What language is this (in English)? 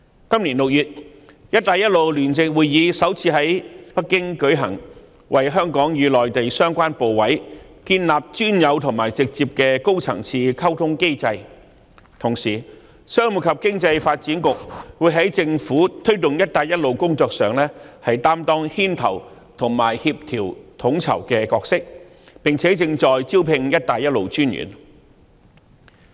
Cantonese